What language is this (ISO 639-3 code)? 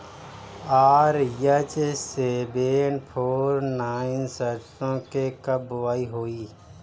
bho